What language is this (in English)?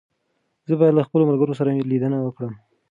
Pashto